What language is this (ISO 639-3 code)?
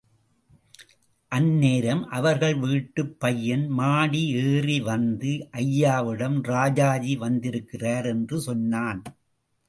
tam